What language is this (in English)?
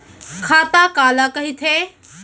Chhattisgarhi